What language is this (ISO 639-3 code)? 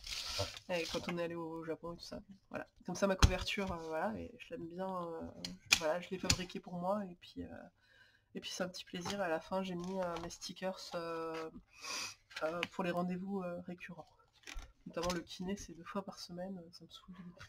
fra